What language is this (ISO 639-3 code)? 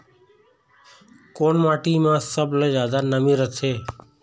hne